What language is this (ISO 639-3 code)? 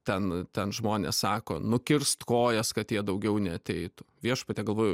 lit